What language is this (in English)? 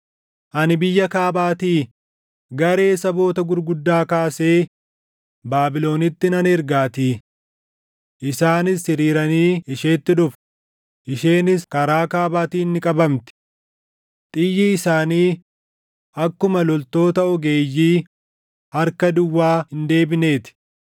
Oromo